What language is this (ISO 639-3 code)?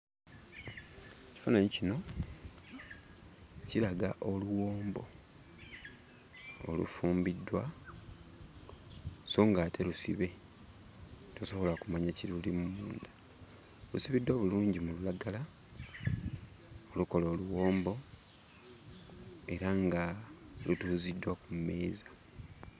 lug